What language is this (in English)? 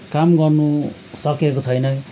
Nepali